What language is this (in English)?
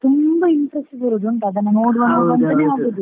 Kannada